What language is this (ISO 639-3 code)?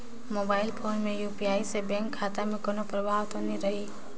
hne